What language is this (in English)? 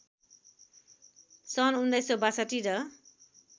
Nepali